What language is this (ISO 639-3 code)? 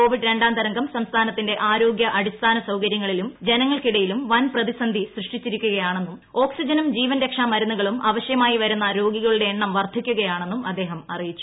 mal